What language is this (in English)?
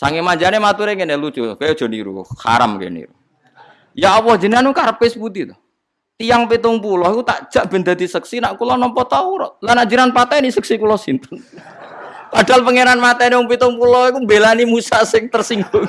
Indonesian